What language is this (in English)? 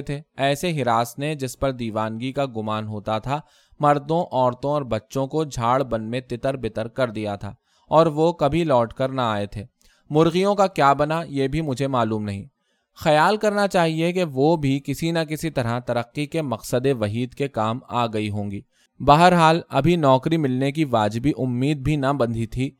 Urdu